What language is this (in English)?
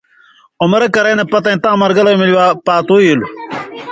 Indus Kohistani